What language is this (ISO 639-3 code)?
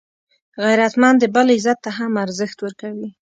pus